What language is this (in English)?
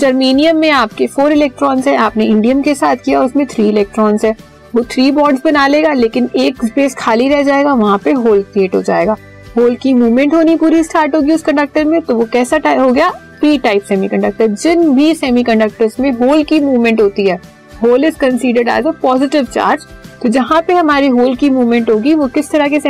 Hindi